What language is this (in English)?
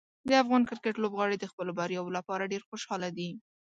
Pashto